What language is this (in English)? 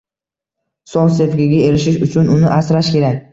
Uzbek